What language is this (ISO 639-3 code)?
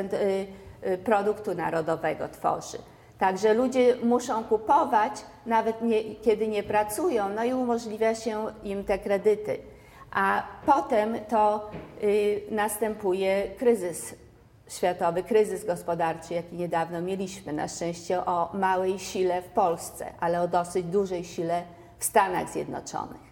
pol